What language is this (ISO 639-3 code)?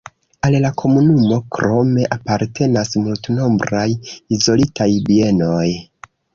epo